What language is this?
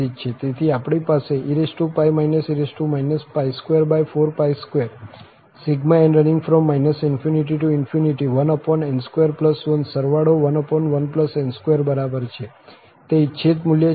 Gujarati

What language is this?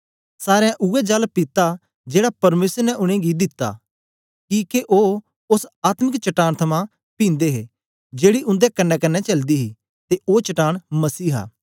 Dogri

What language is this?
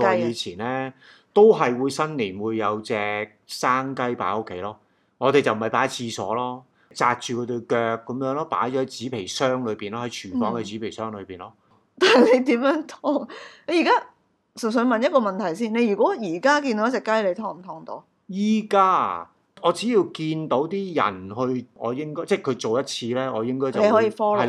Chinese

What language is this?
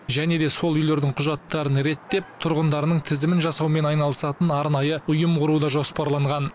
Kazakh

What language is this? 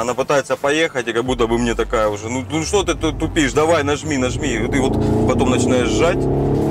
Russian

